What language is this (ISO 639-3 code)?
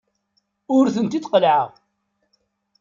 kab